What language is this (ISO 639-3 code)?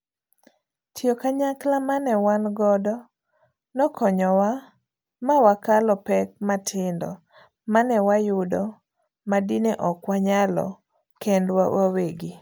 luo